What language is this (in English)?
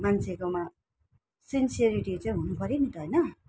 Nepali